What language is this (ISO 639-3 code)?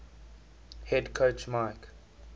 eng